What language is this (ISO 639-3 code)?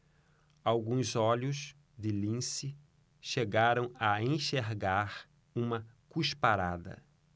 por